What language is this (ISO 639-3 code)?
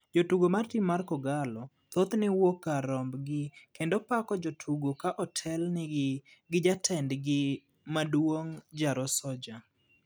luo